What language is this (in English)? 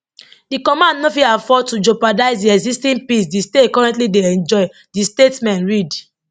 Nigerian Pidgin